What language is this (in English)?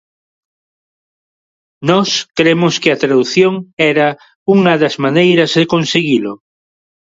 Galician